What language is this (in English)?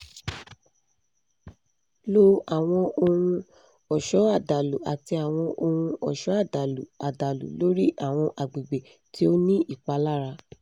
Yoruba